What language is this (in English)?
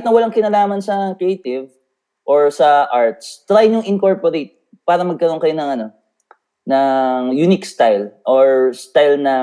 Filipino